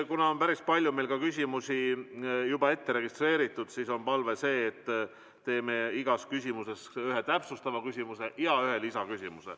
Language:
Estonian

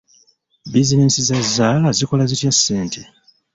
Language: Ganda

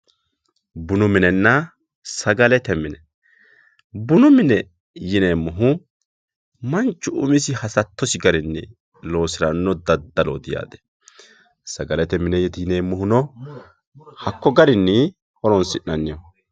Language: Sidamo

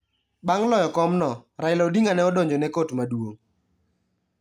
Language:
Luo (Kenya and Tanzania)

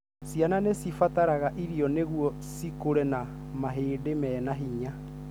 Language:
Kikuyu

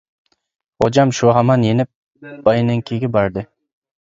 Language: Uyghur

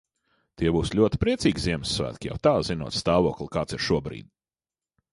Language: Latvian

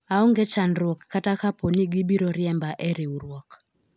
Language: Luo (Kenya and Tanzania)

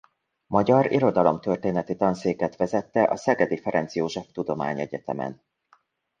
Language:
Hungarian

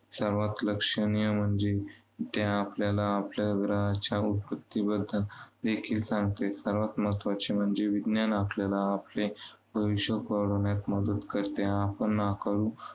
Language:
Marathi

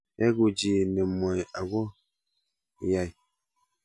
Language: Kalenjin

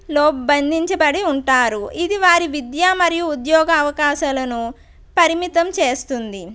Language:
Telugu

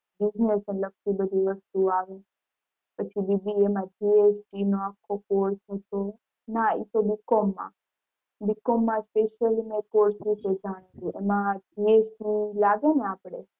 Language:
Gujarati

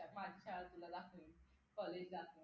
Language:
Marathi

